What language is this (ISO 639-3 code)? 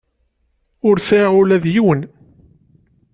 kab